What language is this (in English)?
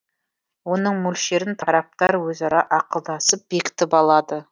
Kazakh